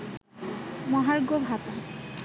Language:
Bangla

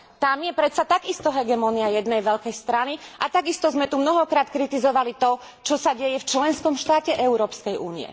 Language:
Slovak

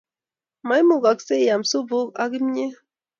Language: Kalenjin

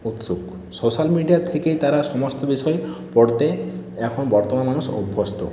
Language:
Bangla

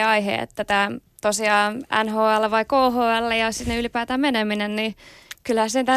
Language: Finnish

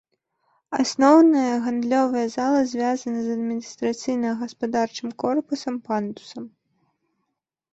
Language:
Belarusian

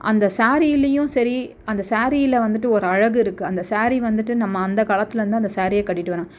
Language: Tamil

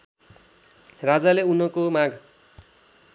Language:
Nepali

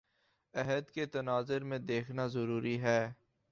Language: Urdu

